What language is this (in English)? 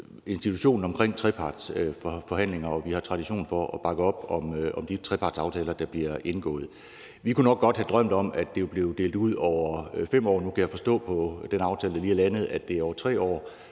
Danish